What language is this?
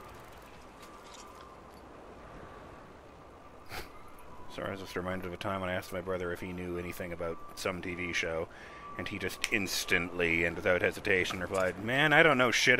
English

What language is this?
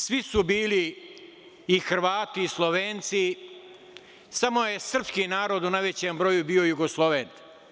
Serbian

